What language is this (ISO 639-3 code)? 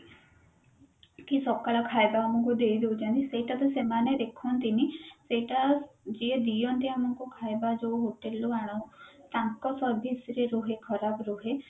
ori